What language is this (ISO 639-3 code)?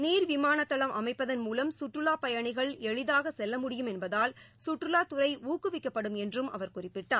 tam